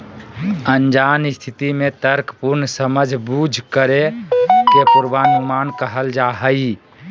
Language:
Magahi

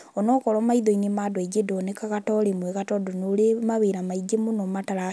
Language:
Kikuyu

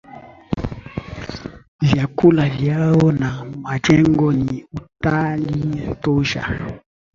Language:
Swahili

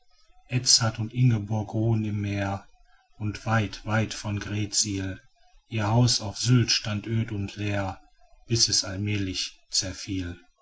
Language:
German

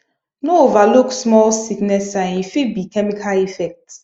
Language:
Nigerian Pidgin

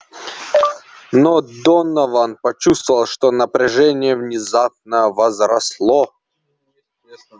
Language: Russian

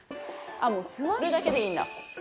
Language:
Japanese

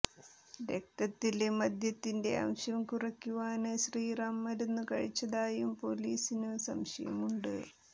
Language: Malayalam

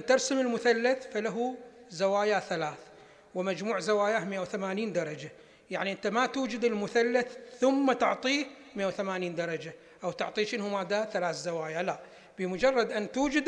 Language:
Arabic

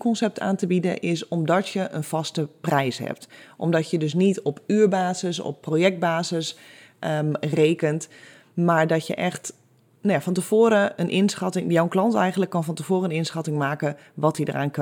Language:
Dutch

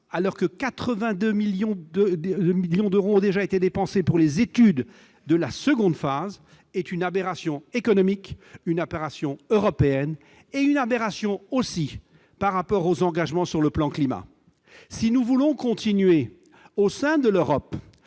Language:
French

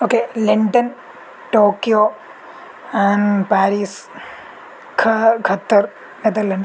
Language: Sanskrit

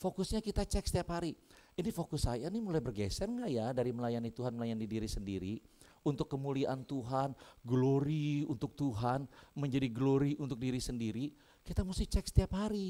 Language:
Indonesian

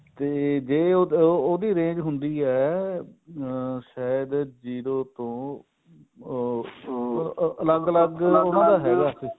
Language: Punjabi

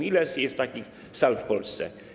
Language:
Polish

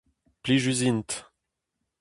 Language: Breton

